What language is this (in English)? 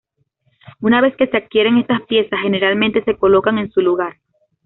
Spanish